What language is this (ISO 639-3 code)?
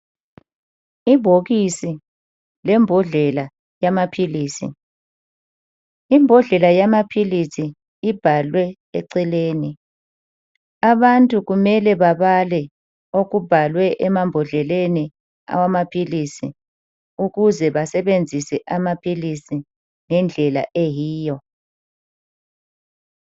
nde